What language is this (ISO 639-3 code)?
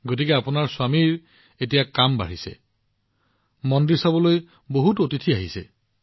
asm